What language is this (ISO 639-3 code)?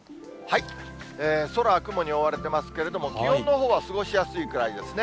jpn